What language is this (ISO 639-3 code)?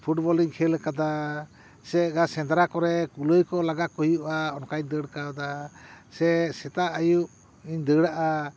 sat